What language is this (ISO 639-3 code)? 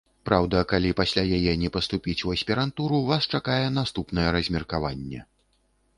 bel